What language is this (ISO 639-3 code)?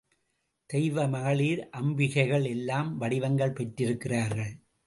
tam